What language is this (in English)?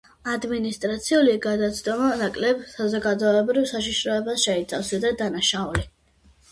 Georgian